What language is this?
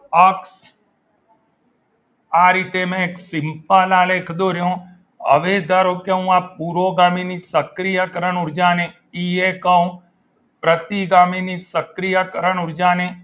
Gujarati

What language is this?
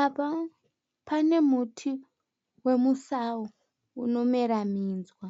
Shona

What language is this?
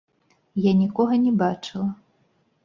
Belarusian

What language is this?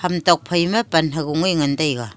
Wancho Naga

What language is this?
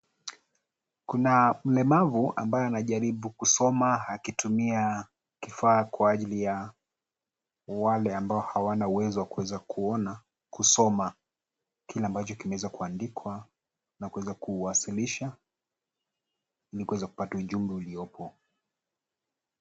Swahili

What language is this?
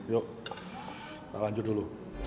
Indonesian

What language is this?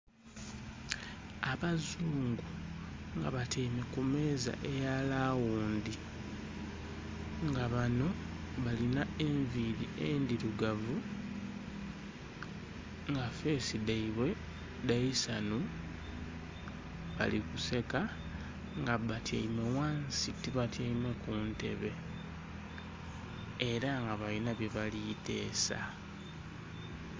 Soga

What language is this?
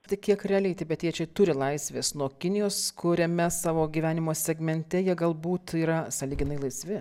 Lithuanian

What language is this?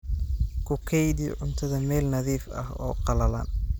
Somali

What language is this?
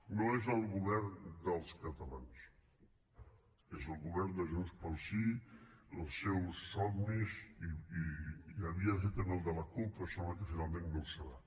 Catalan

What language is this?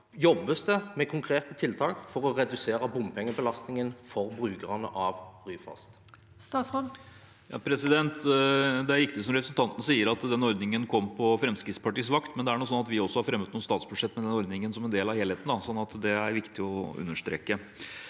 Norwegian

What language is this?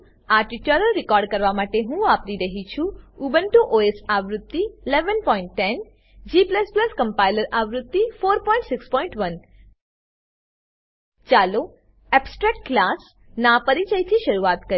Gujarati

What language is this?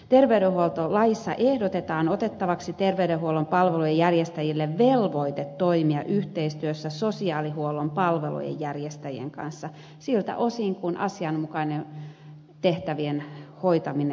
Finnish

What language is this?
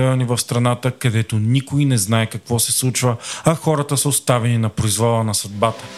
Bulgarian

